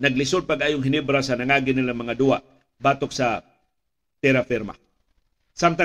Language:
Filipino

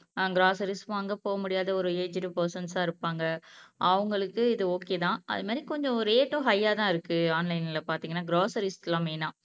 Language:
Tamil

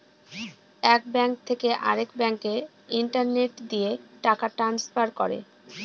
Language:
Bangla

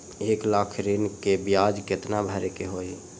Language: Magahi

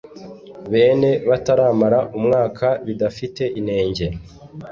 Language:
Kinyarwanda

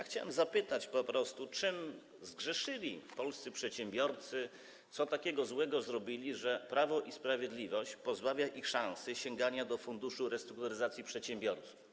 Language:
Polish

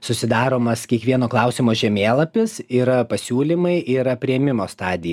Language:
Lithuanian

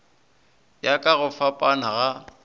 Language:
Northern Sotho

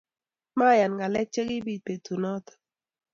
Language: Kalenjin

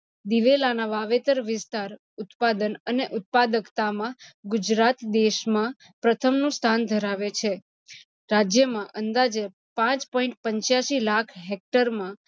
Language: Gujarati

